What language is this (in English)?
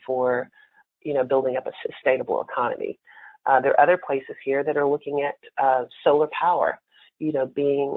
English